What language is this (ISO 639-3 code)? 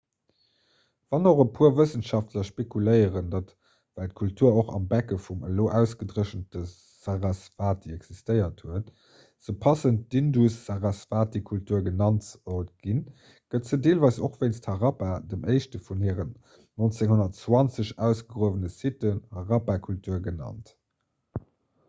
ltz